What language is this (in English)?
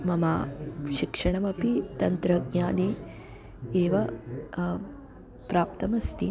Sanskrit